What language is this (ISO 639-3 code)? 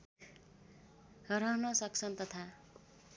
nep